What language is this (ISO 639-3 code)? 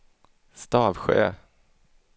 swe